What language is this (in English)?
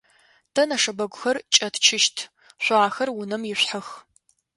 Adyghe